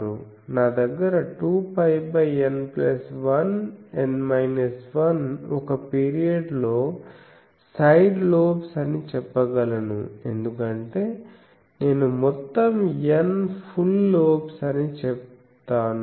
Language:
Telugu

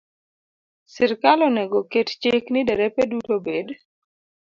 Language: Luo (Kenya and Tanzania)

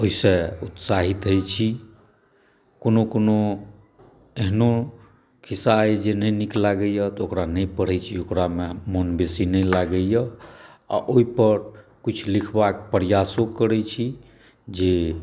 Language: Maithili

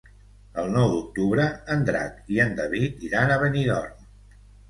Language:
Catalan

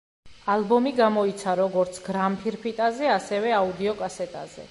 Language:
Georgian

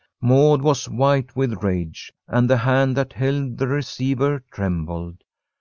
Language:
English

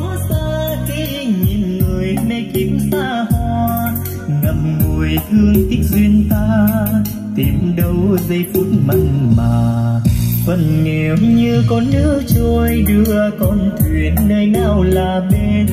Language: Vietnamese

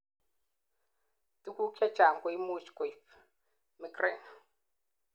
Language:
Kalenjin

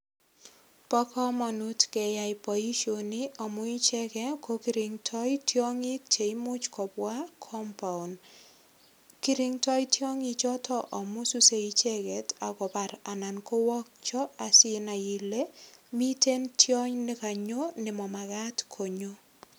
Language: Kalenjin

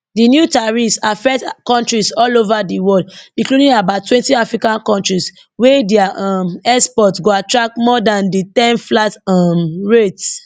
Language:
Nigerian Pidgin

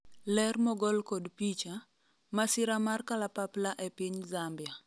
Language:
Luo (Kenya and Tanzania)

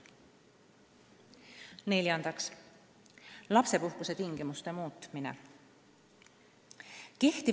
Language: Estonian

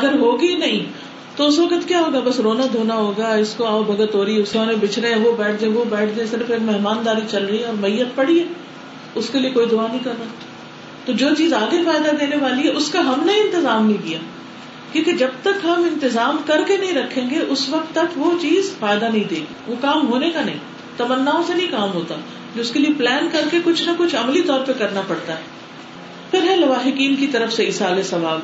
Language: Urdu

